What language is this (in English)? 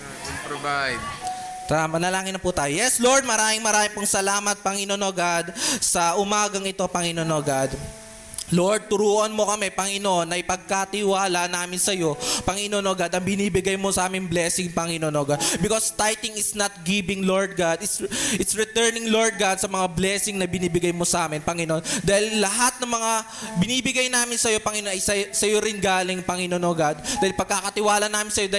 Filipino